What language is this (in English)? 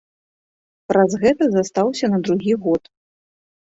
Belarusian